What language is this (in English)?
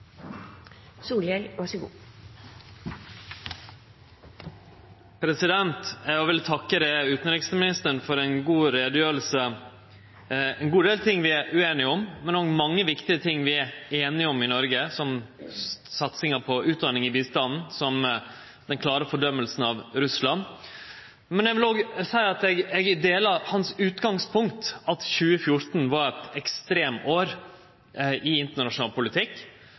Norwegian Nynorsk